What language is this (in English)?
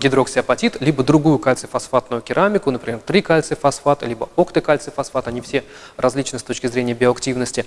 Russian